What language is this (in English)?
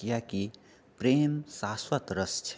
Maithili